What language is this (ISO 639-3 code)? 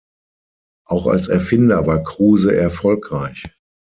deu